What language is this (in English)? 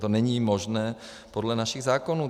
Czech